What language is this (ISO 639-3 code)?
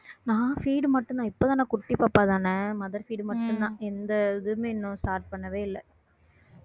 tam